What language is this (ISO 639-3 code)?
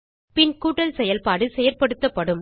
tam